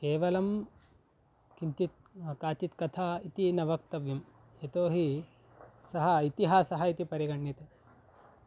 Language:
Sanskrit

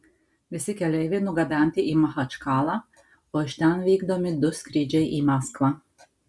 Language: Lithuanian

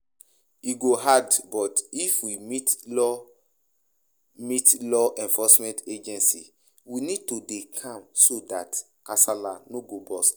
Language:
Nigerian Pidgin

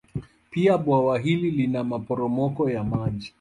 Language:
Swahili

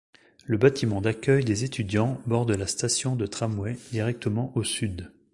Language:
French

